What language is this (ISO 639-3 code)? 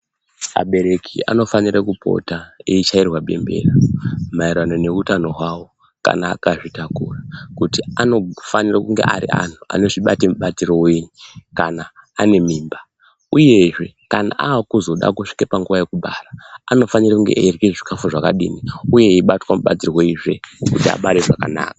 ndc